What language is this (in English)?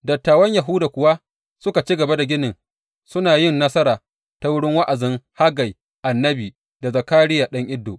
Hausa